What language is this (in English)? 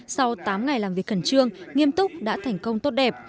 Vietnamese